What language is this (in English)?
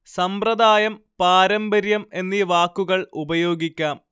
Malayalam